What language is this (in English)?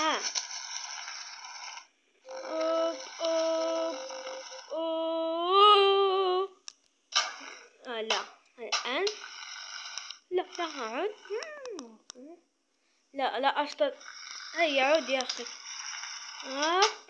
Arabic